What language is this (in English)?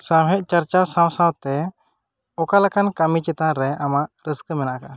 Santali